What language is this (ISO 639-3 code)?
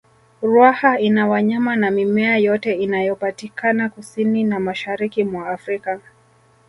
swa